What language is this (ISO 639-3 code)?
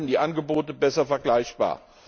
deu